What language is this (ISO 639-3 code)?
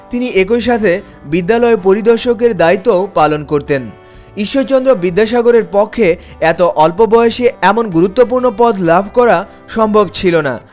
ben